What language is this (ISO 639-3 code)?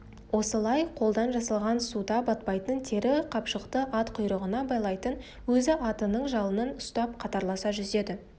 kaz